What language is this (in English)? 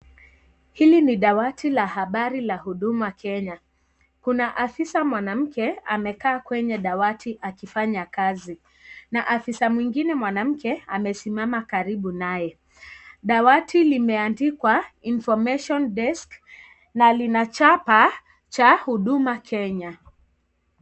Swahili